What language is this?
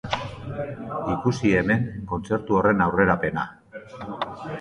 Basque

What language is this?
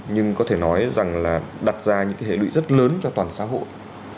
Vietnamese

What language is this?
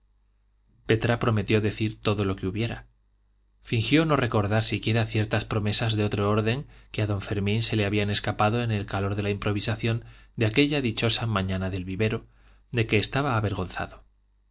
Spanish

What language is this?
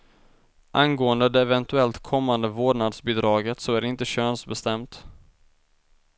Swedish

